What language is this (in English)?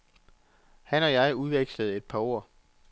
Danish